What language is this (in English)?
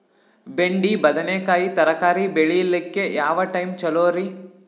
Kannada